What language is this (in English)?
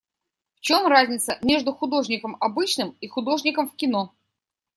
Russian